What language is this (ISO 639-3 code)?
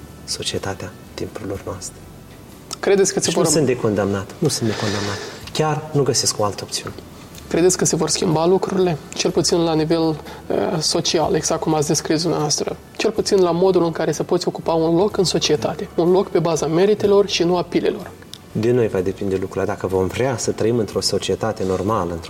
ron